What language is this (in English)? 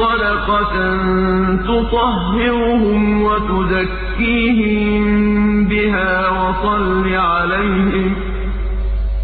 Arabic